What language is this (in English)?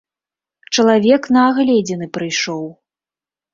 Belarusian